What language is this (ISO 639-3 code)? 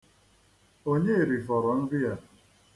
ibo